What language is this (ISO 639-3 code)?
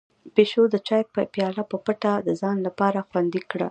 pus